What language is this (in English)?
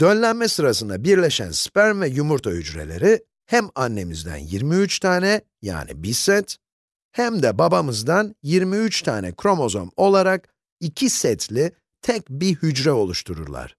Turkish